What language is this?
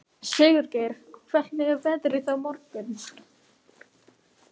Icelandic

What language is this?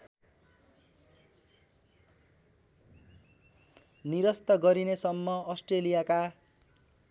Nepali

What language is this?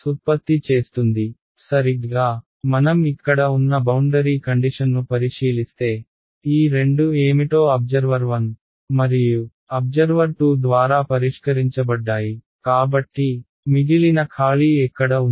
Telugu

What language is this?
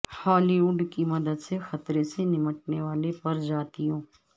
Urdu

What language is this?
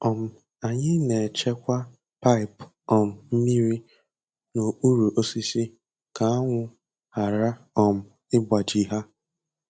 Igbo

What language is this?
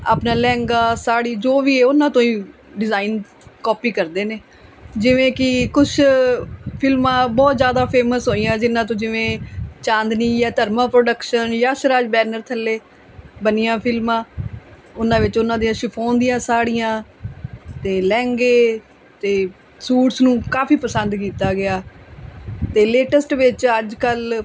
Punjabi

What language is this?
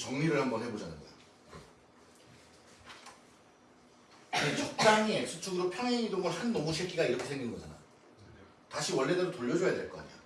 Korean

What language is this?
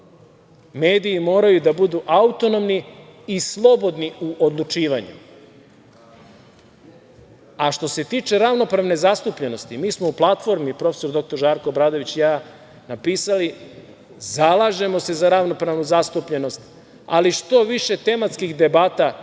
Serbian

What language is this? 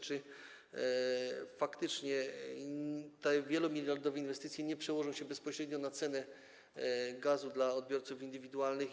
Polish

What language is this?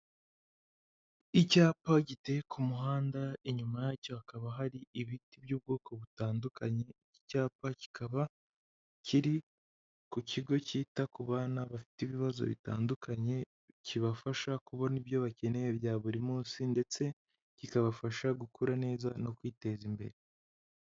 Kinyarwanda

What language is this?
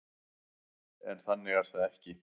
Icelandic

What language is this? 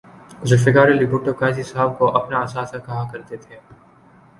Urdu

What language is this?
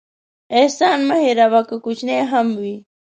Pashto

